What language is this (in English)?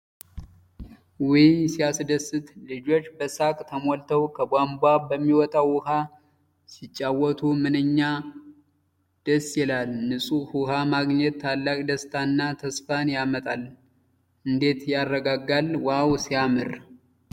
Amharic